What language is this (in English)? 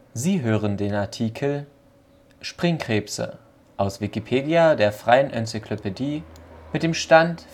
German